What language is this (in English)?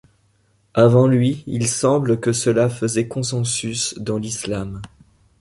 French